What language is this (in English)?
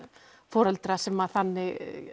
Icelandic